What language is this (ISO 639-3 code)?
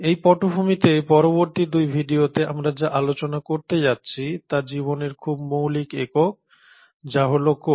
ben